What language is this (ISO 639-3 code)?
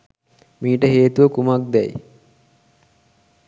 sin